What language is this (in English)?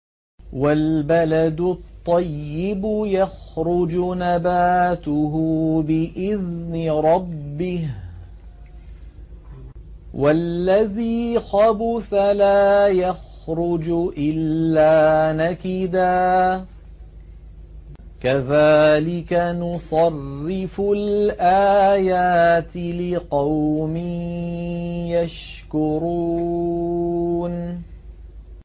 Arabic